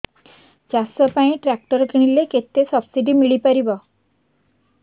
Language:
Odia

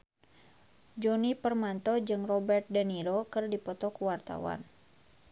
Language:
Sundanese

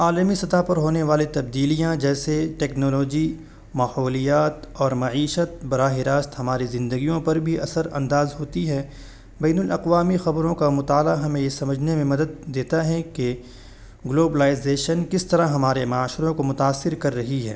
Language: Urdu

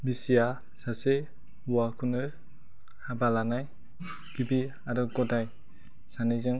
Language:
Bodo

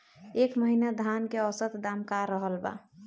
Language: Bhojpuri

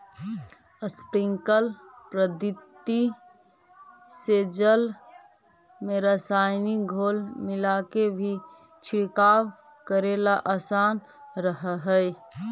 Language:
Magahi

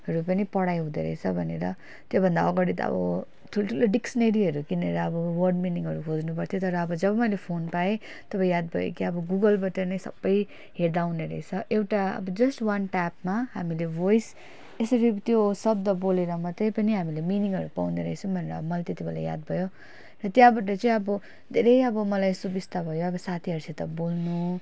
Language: Nepali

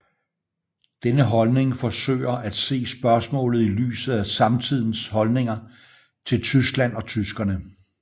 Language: Danish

